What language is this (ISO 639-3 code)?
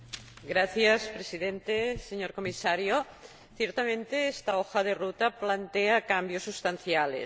spa